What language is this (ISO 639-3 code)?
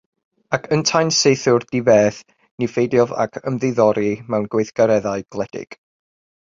cym